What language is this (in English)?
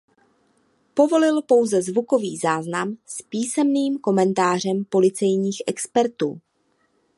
Czech